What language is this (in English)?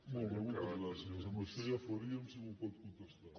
Catalan